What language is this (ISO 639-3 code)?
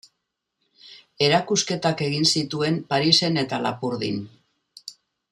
eus